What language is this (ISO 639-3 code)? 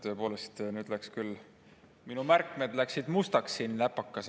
est